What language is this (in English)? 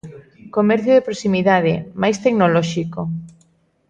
Galician